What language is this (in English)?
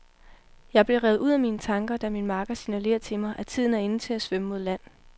Danish